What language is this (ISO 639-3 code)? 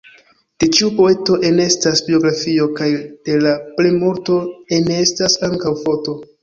epo